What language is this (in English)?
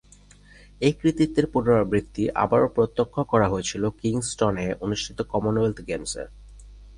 Bangla